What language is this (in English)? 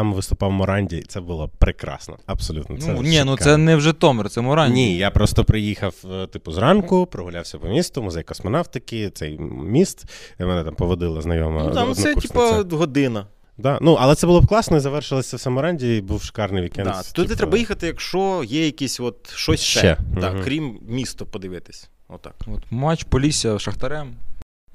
Ukrainian